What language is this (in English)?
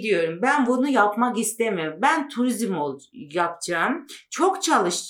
Turkish